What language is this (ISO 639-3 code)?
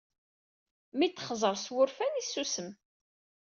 kab